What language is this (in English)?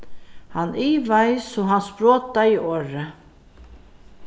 Faroese